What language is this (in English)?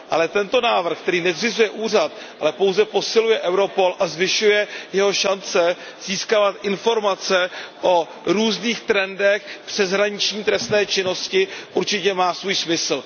Czech